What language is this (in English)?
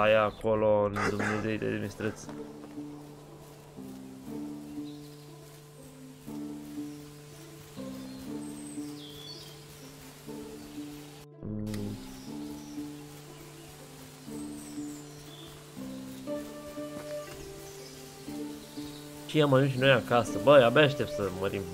Romanian